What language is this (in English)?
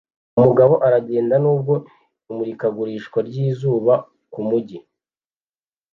Kinyarwanda